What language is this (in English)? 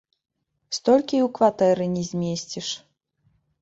Belarusian